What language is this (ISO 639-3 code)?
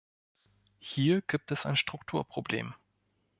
deu